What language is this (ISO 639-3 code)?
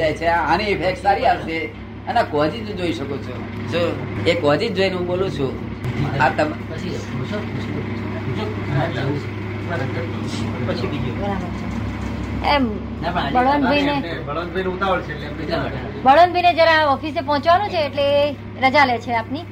guj